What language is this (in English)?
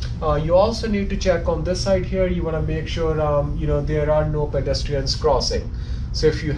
English